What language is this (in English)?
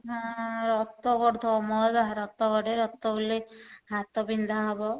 Odia